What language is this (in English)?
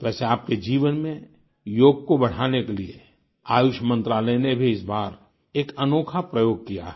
Hindi